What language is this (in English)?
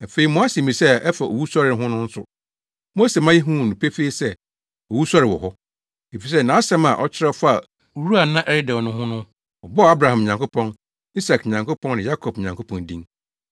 Akan